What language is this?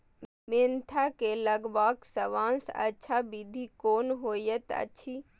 Maithili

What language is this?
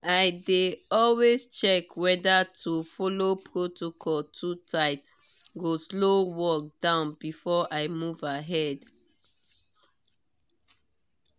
Nigerian Pidgin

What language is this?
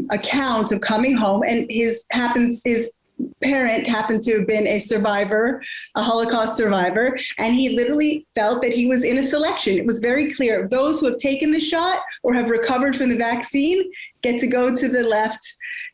Swedish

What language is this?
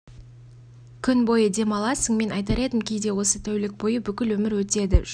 Kazakh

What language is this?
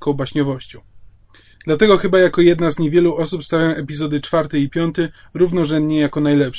Polish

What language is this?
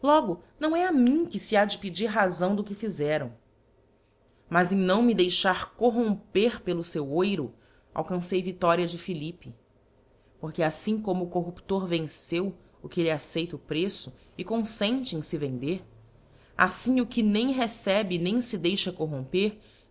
Portuguese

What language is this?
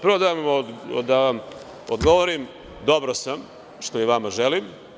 Serbian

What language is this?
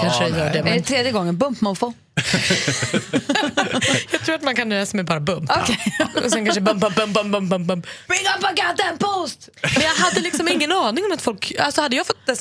Swedish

